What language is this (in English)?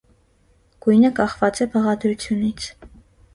Armenian